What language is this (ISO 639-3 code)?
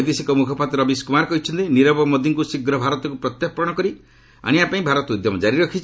ori